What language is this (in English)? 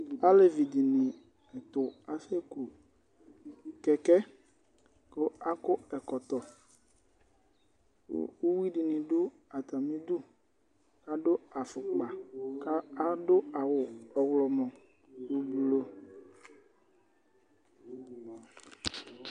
Ikposo